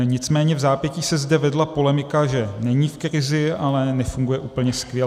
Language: Czech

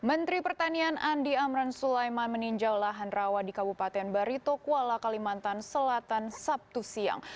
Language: Indonesian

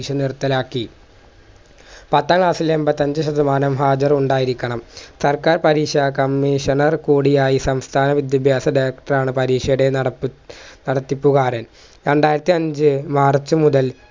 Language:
Malayalam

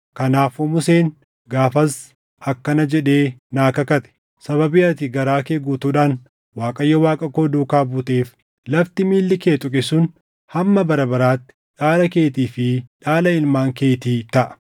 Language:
Oromo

